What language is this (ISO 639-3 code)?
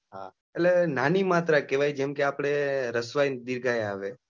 guj